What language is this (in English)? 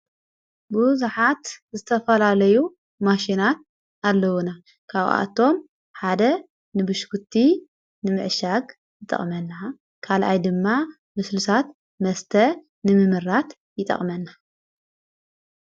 Tigrinya